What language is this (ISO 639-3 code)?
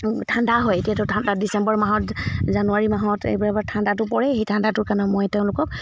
asm